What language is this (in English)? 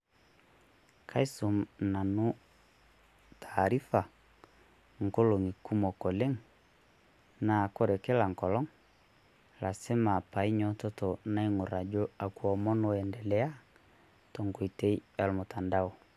Masai